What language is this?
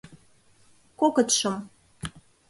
Mari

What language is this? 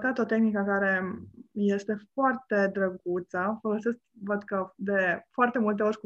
Romanian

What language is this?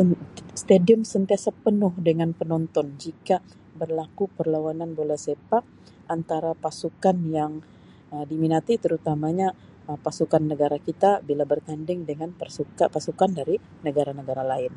Sabah Malay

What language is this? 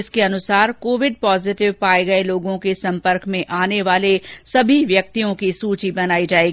Hindi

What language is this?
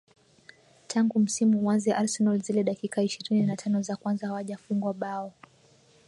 Swahili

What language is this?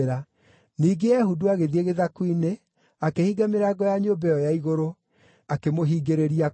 Kikuyu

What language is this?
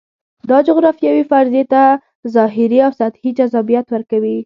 Pashto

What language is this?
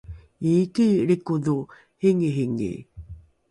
Rukai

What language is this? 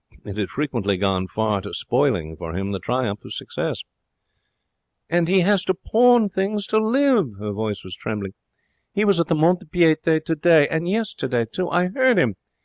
English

